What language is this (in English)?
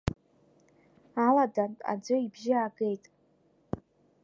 Abkhazian